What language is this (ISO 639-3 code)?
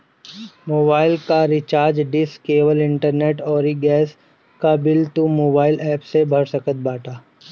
bho